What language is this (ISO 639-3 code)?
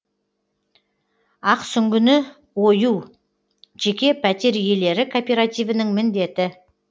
kaz